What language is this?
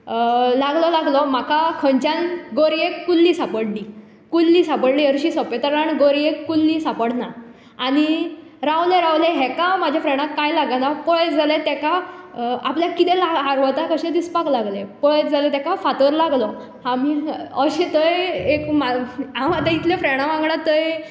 Konkani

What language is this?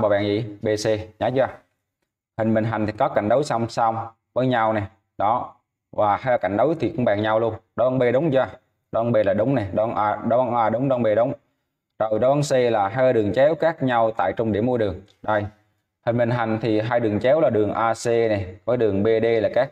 Vietnamese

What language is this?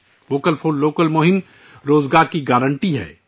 Urdu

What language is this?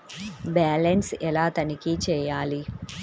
Telugu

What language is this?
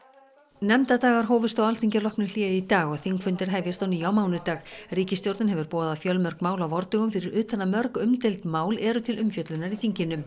Icelandic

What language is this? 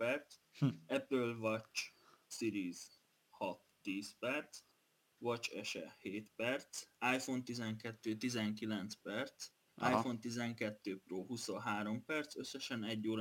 Hungarian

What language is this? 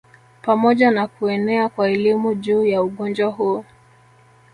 Swahili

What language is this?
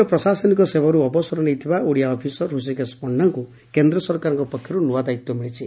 Odia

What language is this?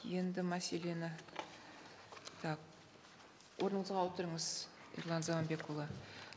Kazakh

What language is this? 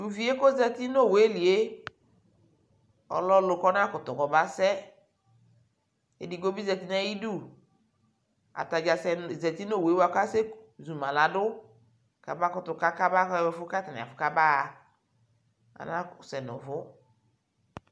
Ikposo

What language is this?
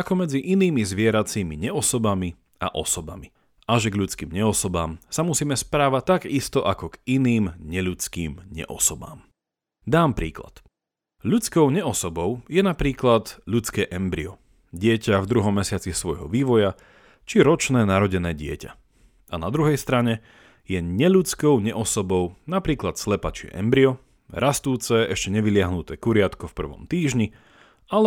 Slovak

